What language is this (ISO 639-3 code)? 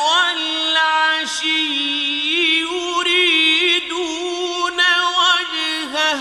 ara